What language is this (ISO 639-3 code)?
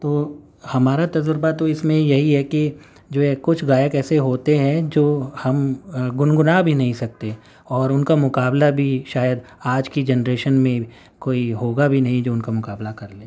urd